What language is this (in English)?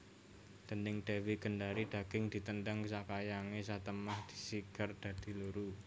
Javanese